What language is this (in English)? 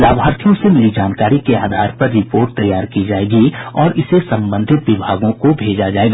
Hindi